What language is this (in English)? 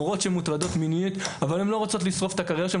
Hebrew